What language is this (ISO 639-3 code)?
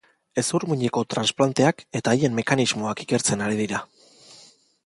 eus